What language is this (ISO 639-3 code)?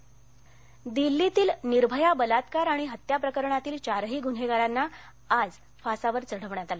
mar